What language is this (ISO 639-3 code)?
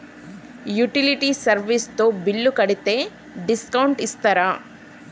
tel